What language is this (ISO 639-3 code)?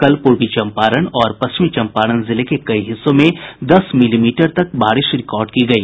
hin